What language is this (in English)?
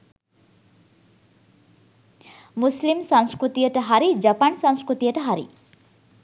Sinhala